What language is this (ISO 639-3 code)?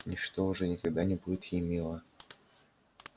rus